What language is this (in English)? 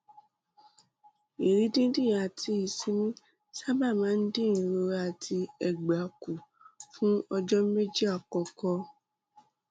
Yoruba